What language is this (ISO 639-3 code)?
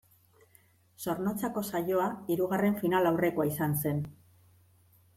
eus